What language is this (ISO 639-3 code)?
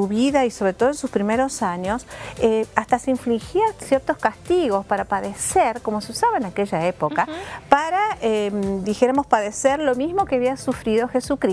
spa